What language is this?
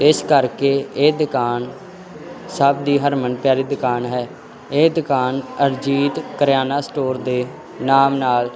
Punjabi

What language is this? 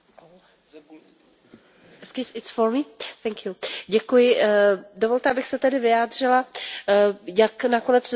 Czech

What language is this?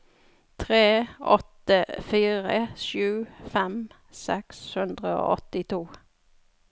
Norwegian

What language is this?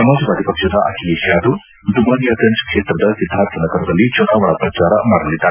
Kannada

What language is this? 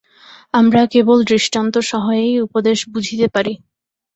Bangla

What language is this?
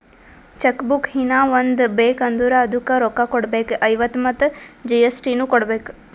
Kannada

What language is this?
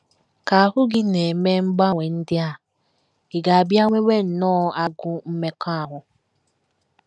Igbo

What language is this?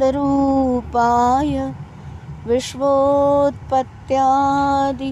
Hindi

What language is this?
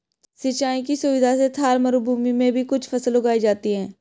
Hindi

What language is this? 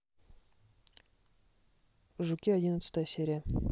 Russian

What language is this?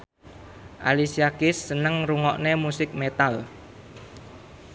Javanese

